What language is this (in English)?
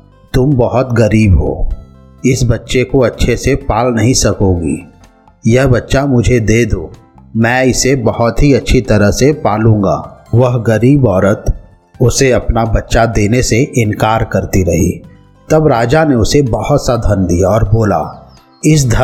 Hindi